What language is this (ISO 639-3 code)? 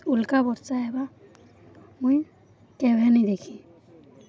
ori